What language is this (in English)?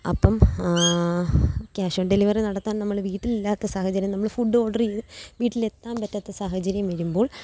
Malayalam